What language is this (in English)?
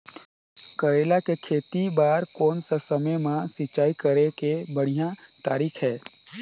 Chhattisgarhi